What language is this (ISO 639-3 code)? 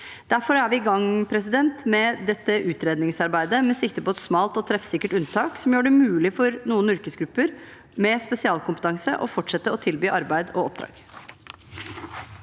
nor